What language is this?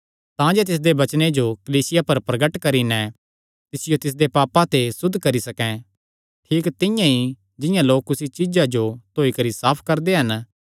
Kangri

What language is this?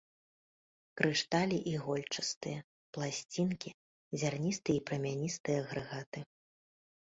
Belarusian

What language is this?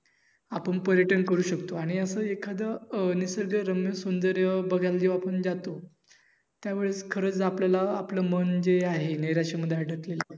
Marathi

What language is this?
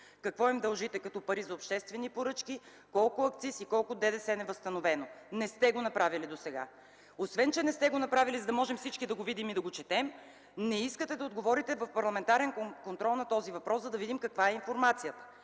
Bulgarian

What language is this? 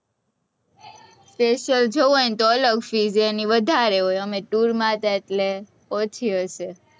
Gujarati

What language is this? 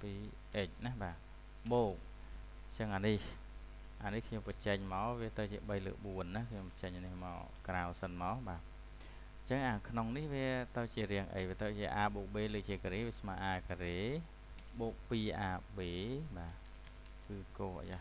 Vietnamese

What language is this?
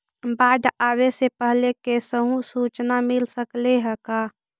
Magahi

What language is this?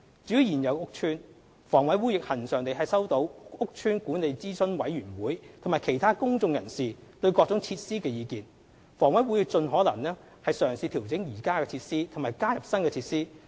Cantonese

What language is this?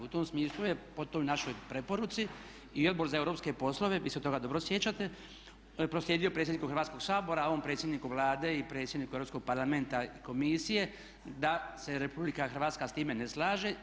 Croatian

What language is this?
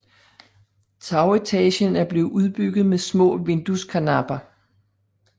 Danish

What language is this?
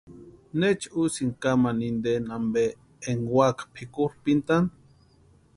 Western Highland Purepecha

